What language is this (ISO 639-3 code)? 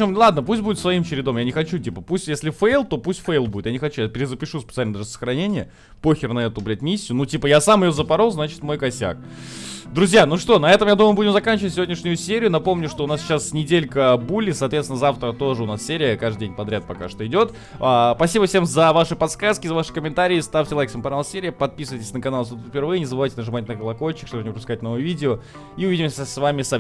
rus